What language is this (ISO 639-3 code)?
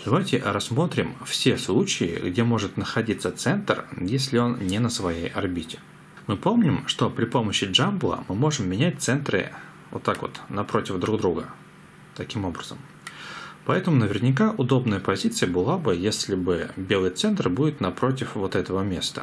rus